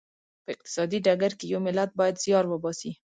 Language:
Pashto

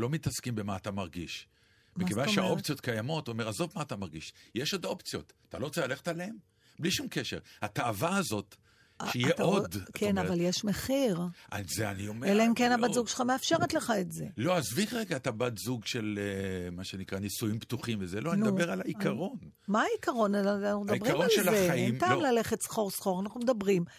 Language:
Hebrew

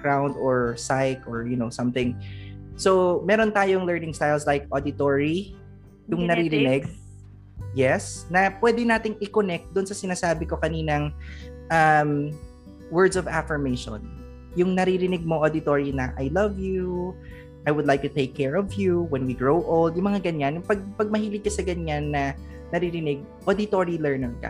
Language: Filipino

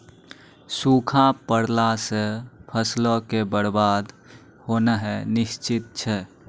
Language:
Maithili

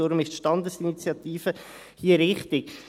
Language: Swiss German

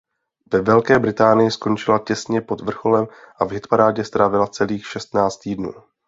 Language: Czech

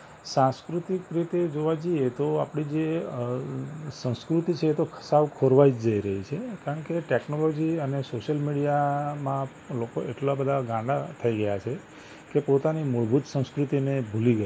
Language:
Gujarati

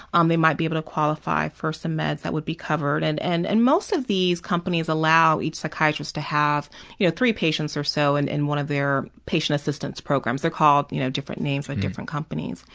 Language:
English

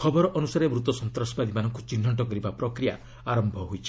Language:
Odia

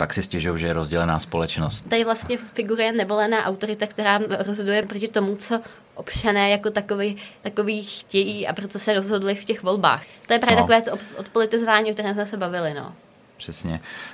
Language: Czech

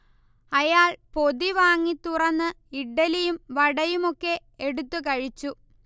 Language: Malayalam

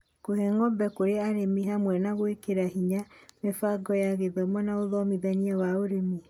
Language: Kikuyu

